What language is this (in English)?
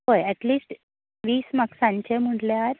Konkani